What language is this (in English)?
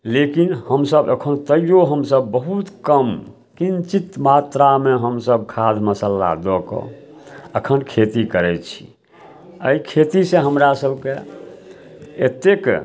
Maithili